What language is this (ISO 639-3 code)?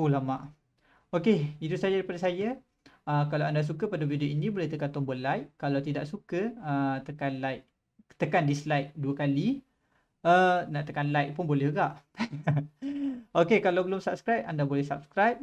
msa